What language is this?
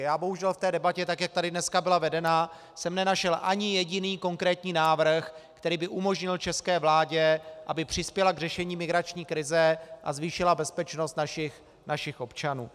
Czech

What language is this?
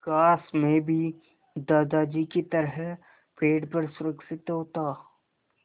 Hindi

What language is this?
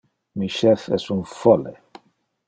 Interlingua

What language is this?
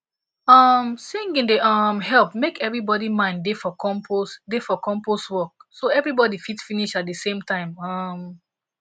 Nigerian Pidgin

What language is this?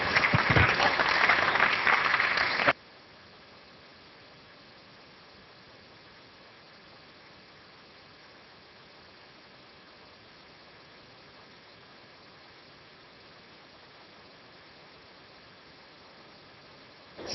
Italian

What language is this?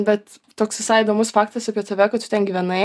Lithuanian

